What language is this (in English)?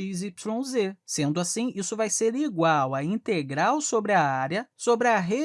Portuguese